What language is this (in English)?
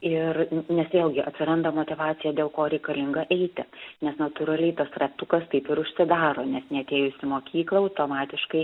Lithuanian